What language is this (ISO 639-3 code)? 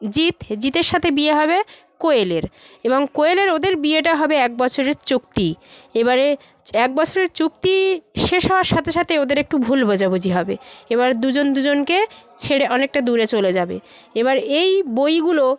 ben